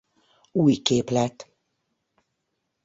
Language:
Hungarian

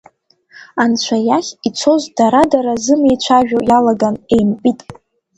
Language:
Abkhazian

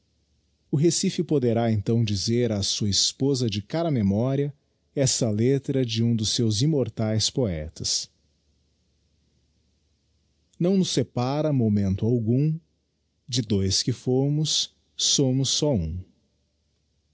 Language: Portuguese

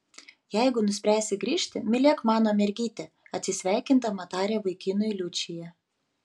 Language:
Lithuanian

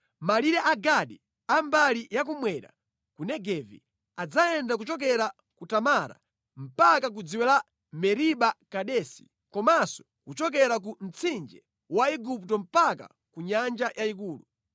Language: Nyanja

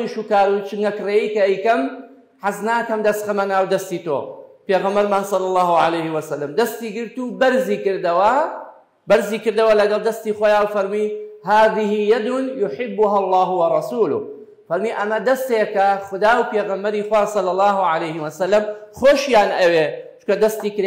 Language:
Arabic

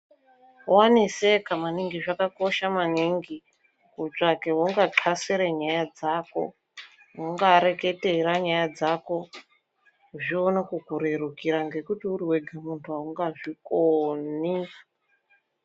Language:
Ndau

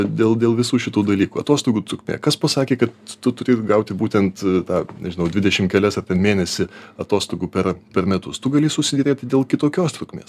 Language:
Lithuanian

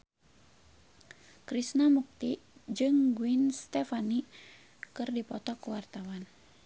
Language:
Sundanese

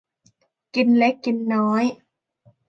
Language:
Thai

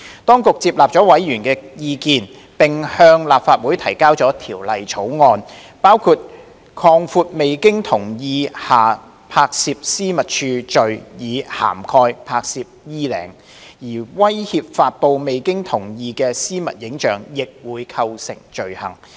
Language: Cantonese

